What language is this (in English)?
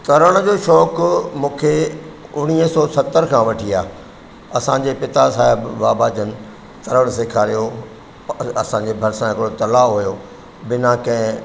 Sindhi